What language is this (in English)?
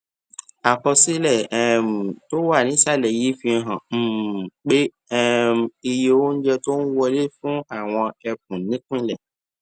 Yoruba